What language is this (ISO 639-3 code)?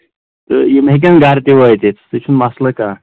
kas